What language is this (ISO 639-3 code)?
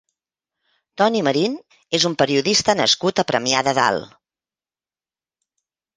cat